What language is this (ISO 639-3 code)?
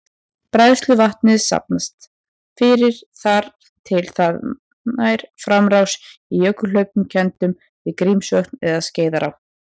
isl